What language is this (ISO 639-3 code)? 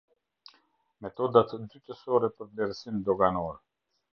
sqi